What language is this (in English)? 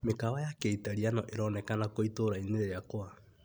Kikuyu